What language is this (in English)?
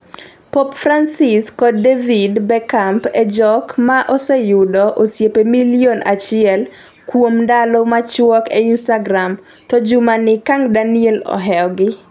Luo (Kenya and Tanzania)